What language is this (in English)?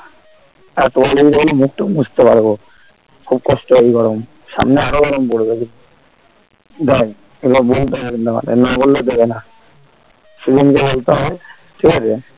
Bangla